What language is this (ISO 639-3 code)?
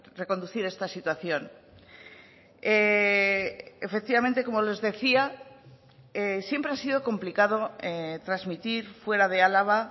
spa